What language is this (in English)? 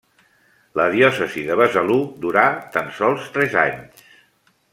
Catalan